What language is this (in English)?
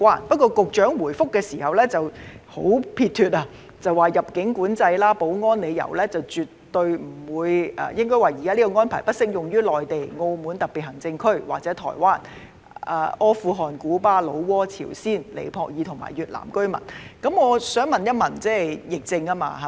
Cantonese